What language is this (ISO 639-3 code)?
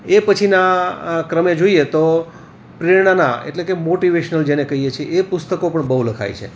guj